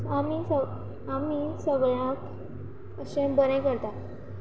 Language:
Konkani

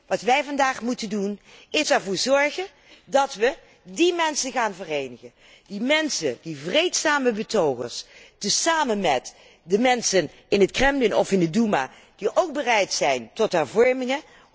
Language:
Dutch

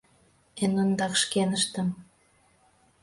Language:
Mari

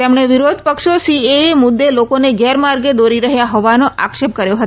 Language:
Gujarati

